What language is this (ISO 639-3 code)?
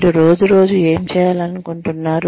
tel